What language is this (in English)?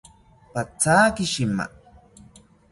South Ucayali Ashéninka